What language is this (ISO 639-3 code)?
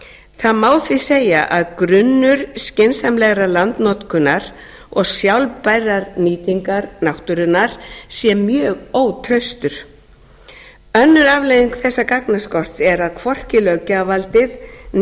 isl